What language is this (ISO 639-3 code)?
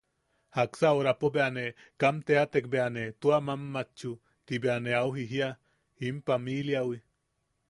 yaq